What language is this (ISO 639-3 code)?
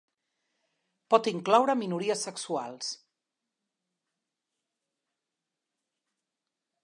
cat